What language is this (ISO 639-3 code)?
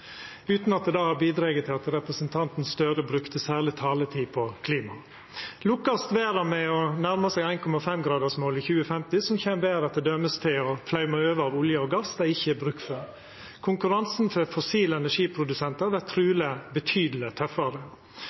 nno